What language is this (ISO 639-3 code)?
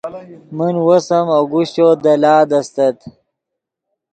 ydg